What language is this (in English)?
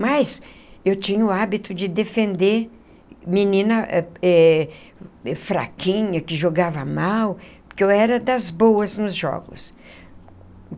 Portuguese